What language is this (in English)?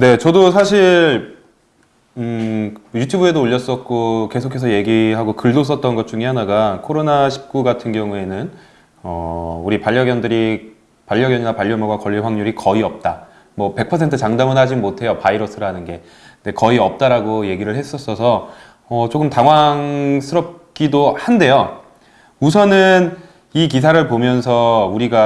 Korean